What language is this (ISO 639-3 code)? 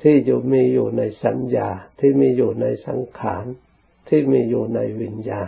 tha